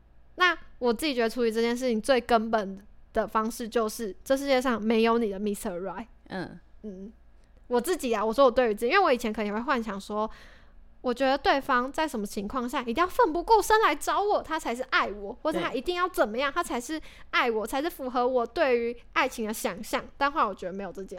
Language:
Chinese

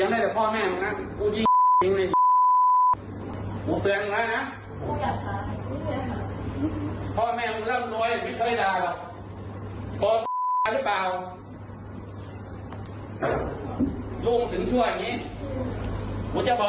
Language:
Thai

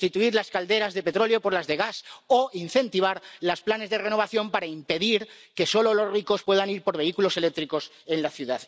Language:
Spanish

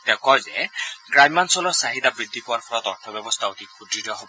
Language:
Assamese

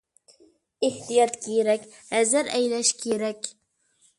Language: Uyghur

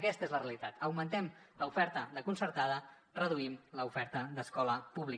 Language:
Catalan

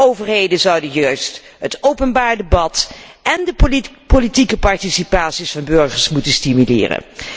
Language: Dutch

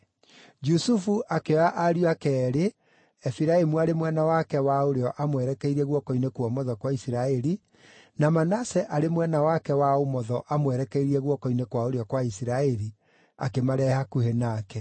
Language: Kikuyu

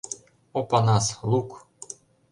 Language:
Mari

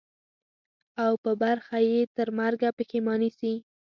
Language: Pashto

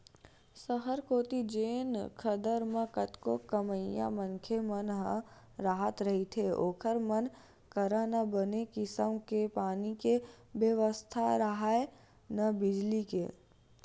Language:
Chhattisgarhi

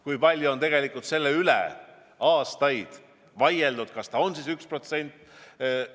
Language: Estonian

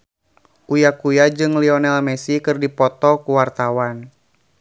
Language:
Sundanese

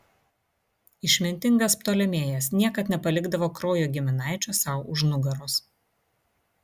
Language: Lithuanian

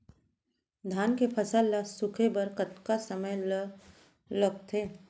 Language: Chhattisgarhi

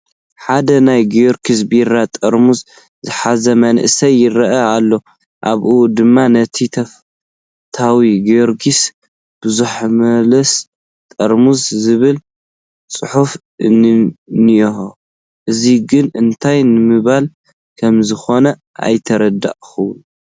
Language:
Tigrinya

